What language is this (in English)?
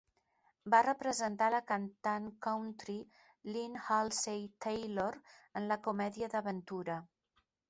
Catalan